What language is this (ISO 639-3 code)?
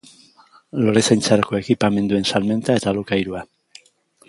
eus